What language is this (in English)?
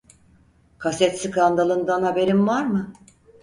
Turkish